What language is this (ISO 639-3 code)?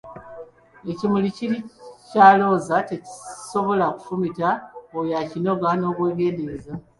lug